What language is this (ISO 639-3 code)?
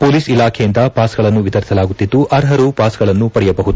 kan